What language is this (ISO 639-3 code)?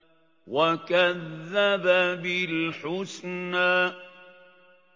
ara